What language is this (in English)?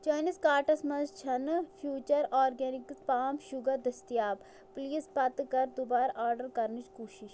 Kashmiri